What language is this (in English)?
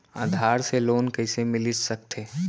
Chhattisgarhi